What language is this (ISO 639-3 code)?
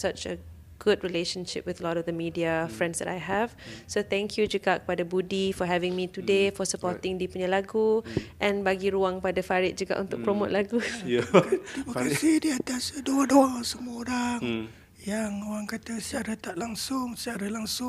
msa